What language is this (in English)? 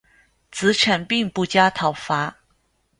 Chinese